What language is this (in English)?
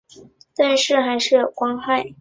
Chinese